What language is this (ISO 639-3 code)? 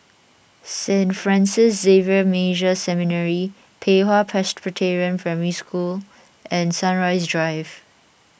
eng